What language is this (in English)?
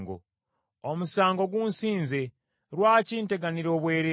Ganda